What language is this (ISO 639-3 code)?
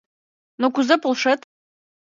chm